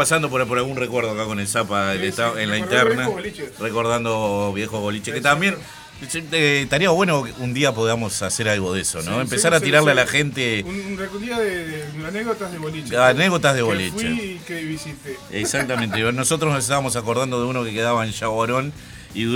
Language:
Spanish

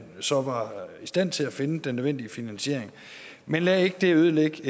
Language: Danish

